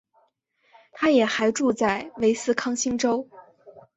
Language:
Chinese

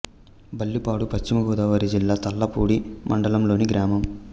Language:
Telugu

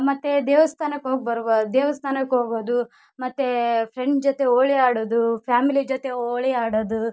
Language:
Kannada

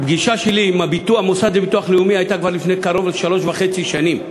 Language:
Hebrew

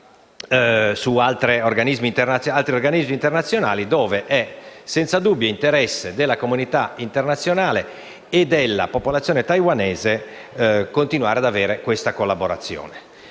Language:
Italian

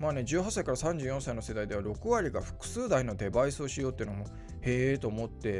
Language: Japanese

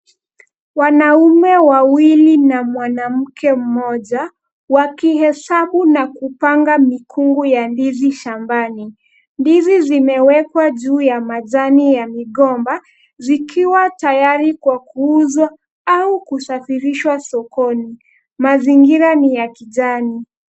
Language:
Swahili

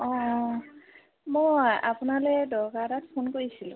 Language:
Assamese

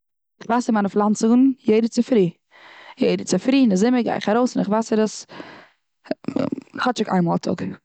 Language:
Yiddish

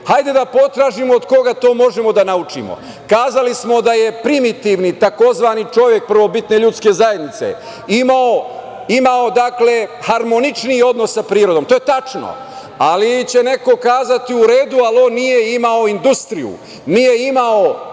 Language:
Serbian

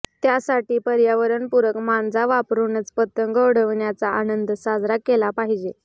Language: Marathi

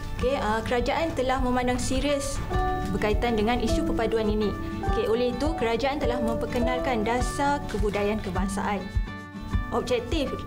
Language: Malay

